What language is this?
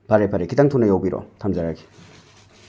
Manipuri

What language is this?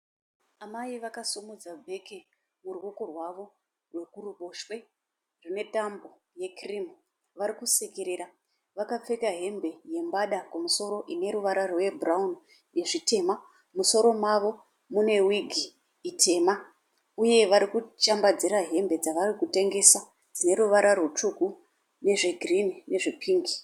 Shona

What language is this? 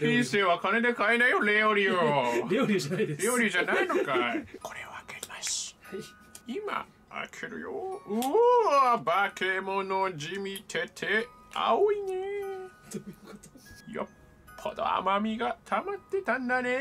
Japanese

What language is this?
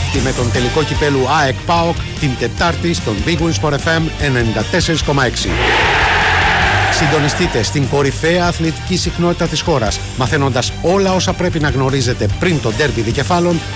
Greek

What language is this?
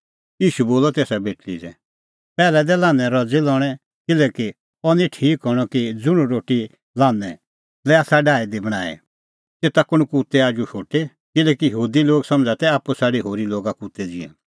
Kullu Pahari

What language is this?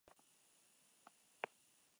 Spanish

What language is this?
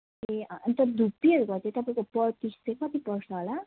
Nepali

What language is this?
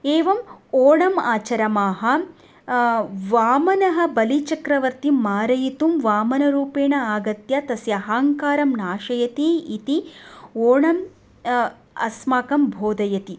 Sanskrit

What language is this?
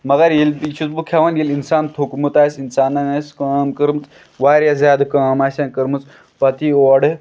Kashmiri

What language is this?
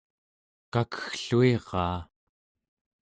Central Yupik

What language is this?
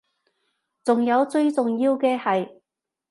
Cantonese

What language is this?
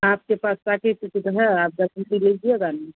Hindi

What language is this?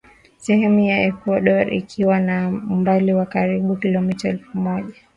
Swahili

